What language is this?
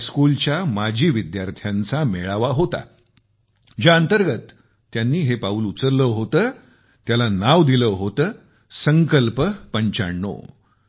Marathi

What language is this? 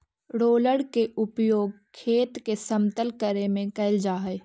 Magahi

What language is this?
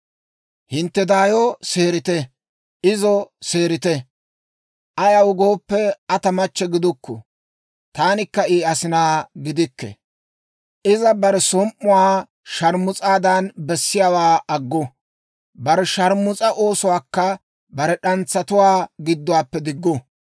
Dawro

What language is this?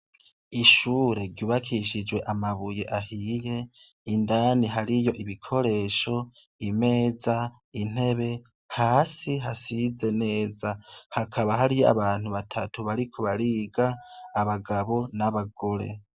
Rundi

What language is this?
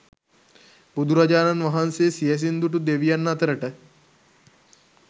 Sinhala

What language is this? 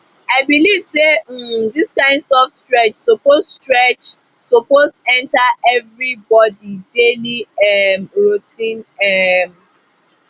Nigerian Pidgin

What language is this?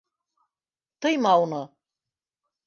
Bashkir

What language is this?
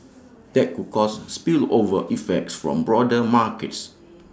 English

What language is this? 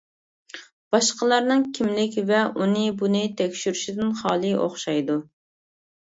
Uyghur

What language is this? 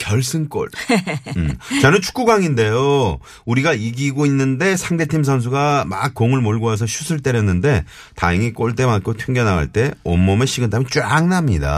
Korean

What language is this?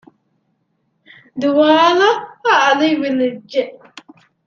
Divehi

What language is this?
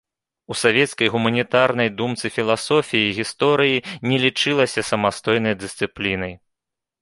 Belarusian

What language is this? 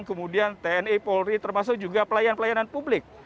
Indonesian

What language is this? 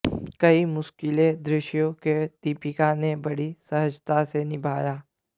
Hindi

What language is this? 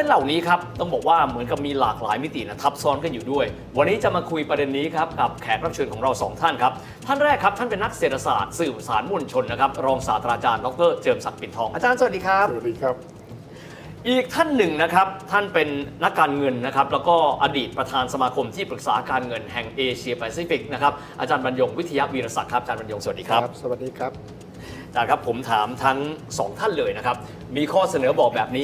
Thai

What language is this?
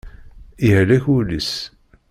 Kabyle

